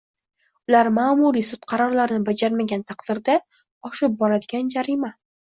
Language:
Uzbek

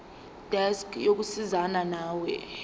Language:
Zulu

